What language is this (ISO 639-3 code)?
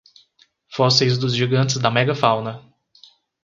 por